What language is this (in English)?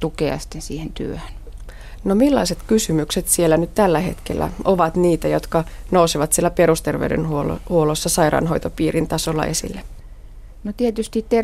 Finnish